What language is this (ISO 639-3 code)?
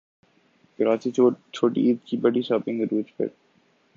urd